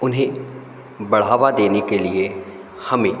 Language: Hindi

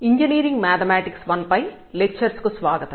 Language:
Telugu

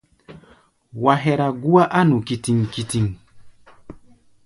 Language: Gbaya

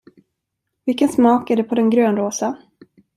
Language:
Swedish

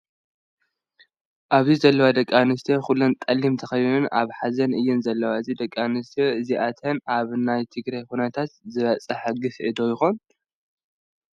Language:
Tigrinya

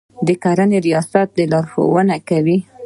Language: Pashto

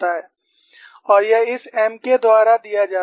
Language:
Hindi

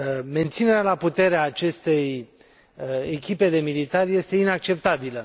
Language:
Romanian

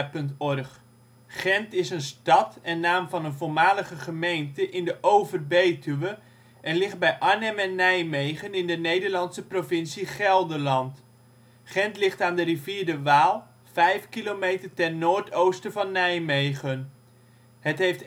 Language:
Dutch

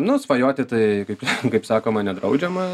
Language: Lithuanian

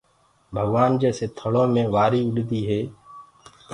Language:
Gurgula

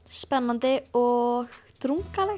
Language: Icelandic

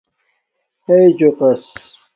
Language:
Domaaki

